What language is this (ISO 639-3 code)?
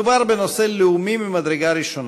heb